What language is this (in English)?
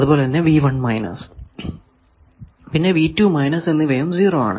Malayalam